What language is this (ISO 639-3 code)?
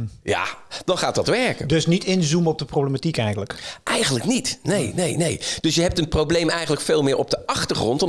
nld